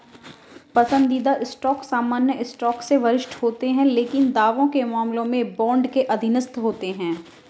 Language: Hindi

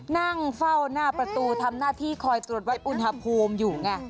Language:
Thai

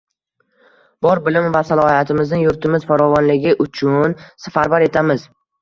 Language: Uzbek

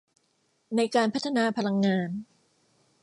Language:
Thai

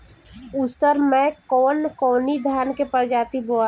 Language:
Bhojpuri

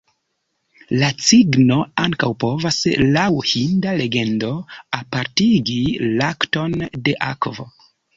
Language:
Esperanto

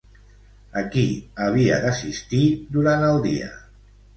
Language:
Catalan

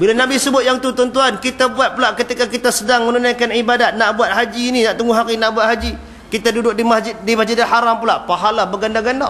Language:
Malay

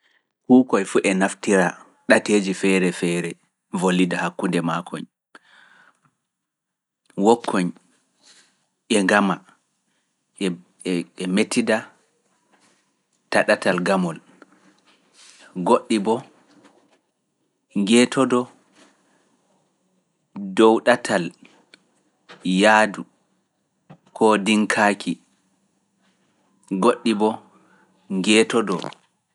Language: Fula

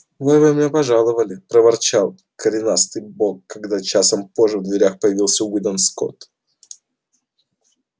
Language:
Russian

